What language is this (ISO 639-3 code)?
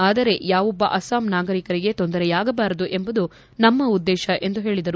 kan